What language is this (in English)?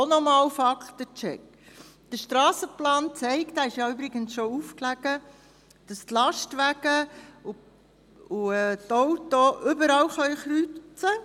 Swiss German